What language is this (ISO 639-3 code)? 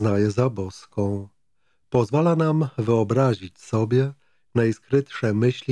pol